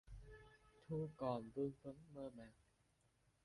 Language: Vietnamese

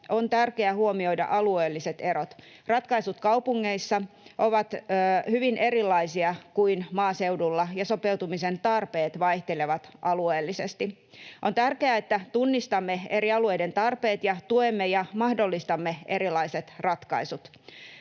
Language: Finnish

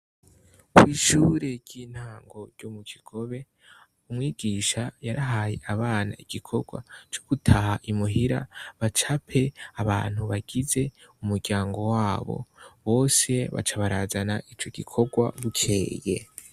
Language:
Rundi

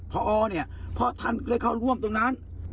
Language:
Thai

